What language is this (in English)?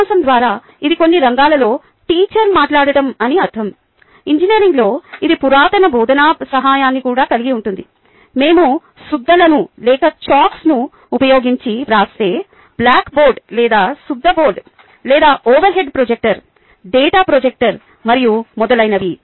Telugu